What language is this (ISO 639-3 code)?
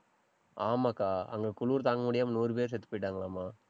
tam